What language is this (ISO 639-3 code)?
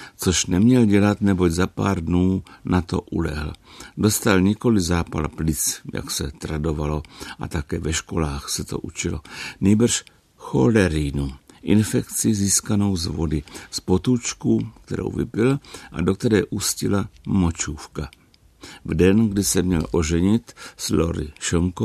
ces